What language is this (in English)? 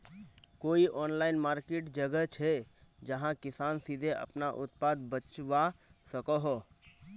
Magahi